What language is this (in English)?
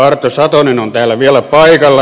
Finnish